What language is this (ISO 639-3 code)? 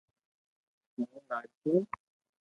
lrk